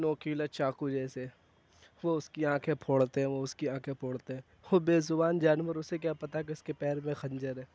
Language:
Urdu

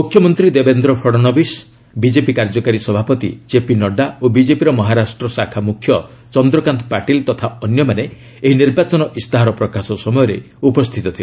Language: Odia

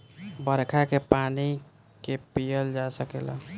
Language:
Bhojpuri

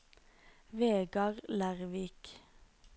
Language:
Norwegian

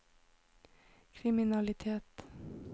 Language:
Norwegian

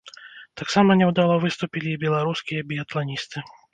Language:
Belarusian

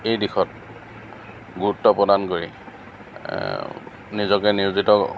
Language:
Assamese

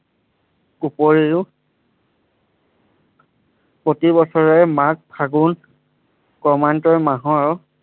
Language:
Assamese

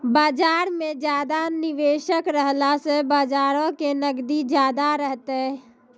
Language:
Maithili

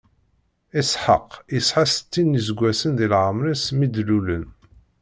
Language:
Kabyle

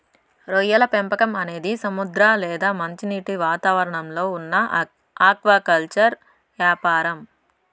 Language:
Telugu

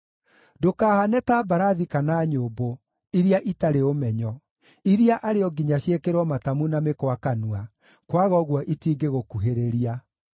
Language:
Kikuyu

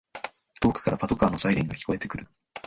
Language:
Japanese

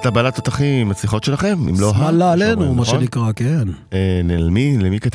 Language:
Hebrew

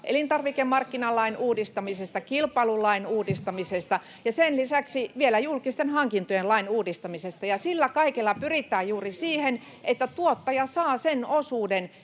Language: Finnish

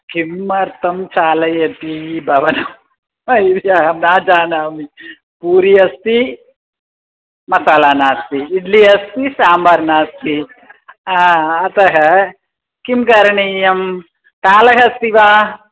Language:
Sanskrit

